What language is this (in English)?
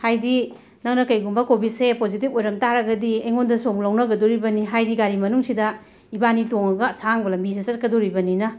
Manipuri